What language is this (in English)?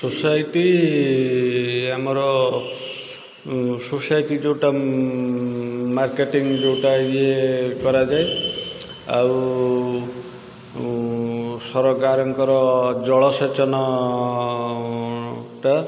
Odia